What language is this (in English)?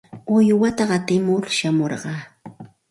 Santa Ana de Tusi Pasco Quechua